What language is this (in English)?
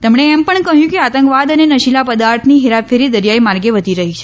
Gujarati